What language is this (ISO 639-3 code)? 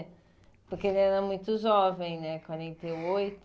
por